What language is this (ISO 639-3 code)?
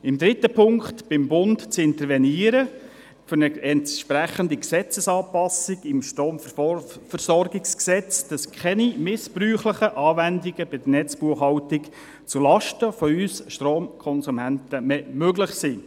gsw